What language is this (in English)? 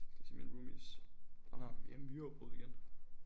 Danish